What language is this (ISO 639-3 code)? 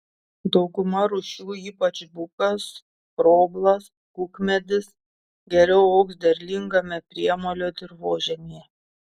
lit